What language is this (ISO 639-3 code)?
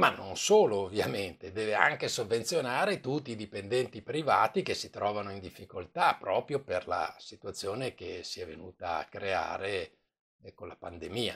ita